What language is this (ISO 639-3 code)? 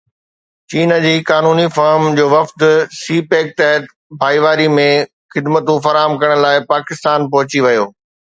snd